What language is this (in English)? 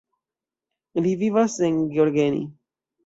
Esperanto